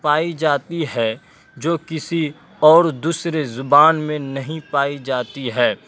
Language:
Urdu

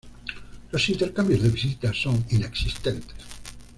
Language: Spanish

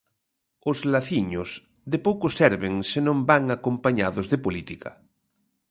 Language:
Galician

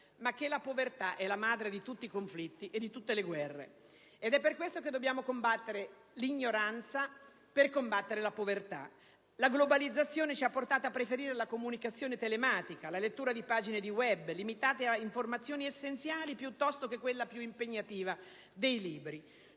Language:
Italian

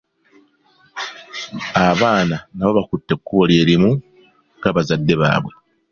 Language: Ganda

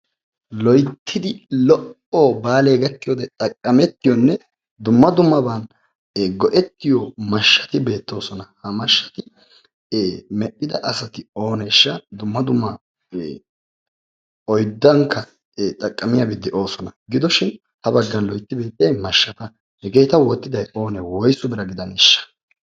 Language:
Wolaytta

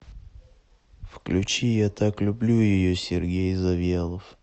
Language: Russian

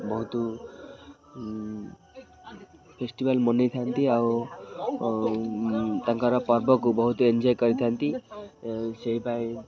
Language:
Odia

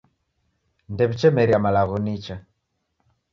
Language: Taita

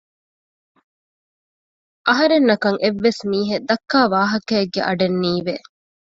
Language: Divehi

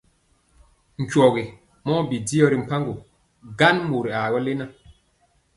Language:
Mpiemo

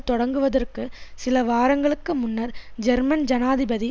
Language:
Tamil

